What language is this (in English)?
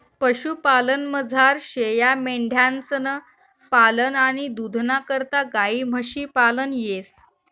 Marathi